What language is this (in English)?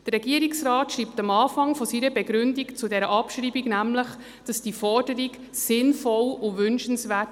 Swiss German